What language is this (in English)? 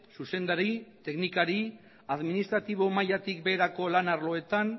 Basque